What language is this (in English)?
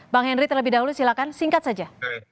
Indonesian